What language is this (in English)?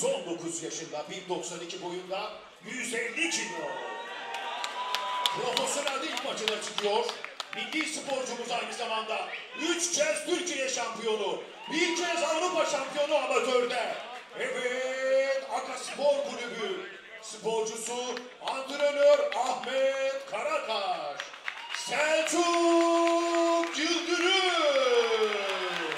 Turkish